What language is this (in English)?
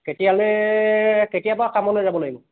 Assamese